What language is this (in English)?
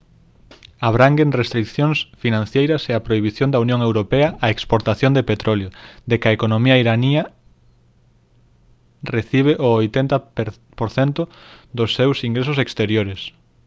Galician